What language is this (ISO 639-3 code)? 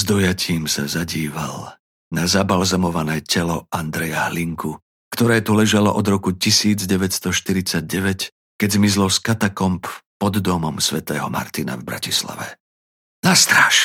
slk